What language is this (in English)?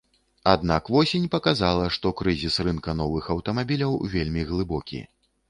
Belarusian